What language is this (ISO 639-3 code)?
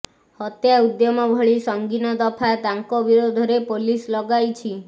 ori